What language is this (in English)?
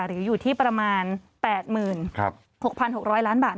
Thai